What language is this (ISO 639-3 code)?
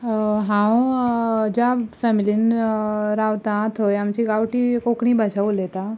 kok